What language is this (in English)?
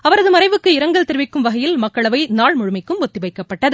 Tamil